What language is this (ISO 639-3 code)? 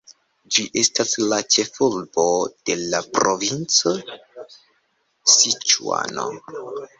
epo